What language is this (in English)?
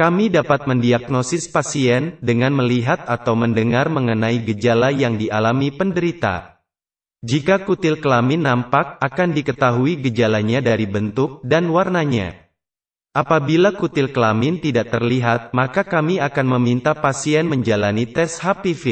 Indonesian